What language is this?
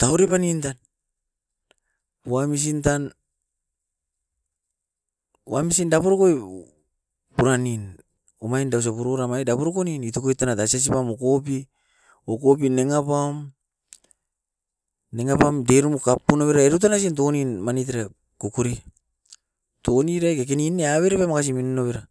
Askopan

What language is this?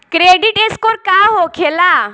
Bhojpuri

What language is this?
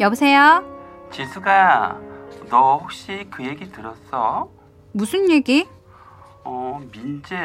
Korean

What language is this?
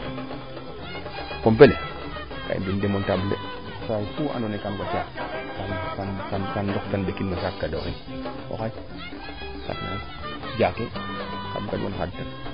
Serer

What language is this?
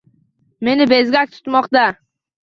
Uzbek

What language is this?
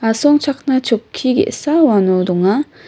Garo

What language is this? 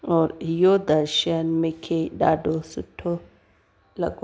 Sindhi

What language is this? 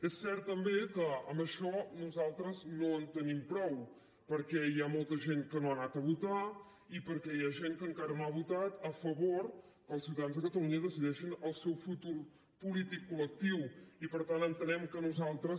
Catalan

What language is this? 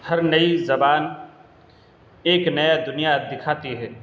Urdu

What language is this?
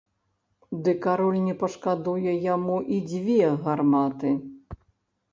Belarusian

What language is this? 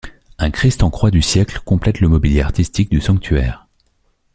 French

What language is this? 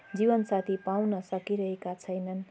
Nepali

